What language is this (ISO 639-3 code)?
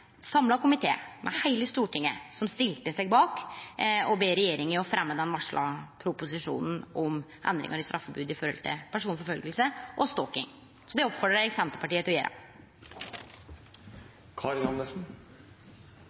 nno